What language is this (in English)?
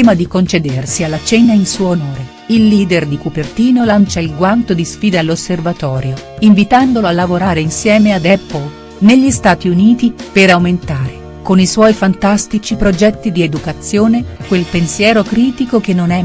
Italian